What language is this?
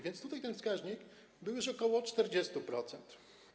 Polish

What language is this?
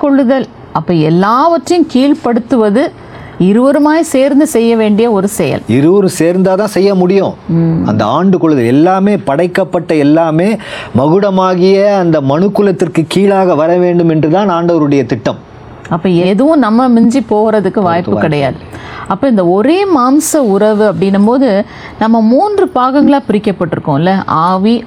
Tamil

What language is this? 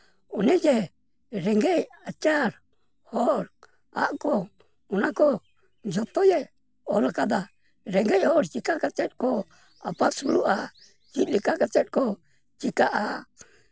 Santali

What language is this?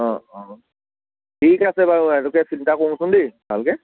Assamese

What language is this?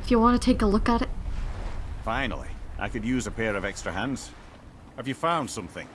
English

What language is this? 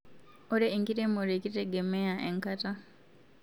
Masai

